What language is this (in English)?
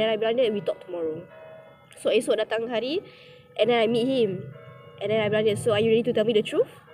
Malay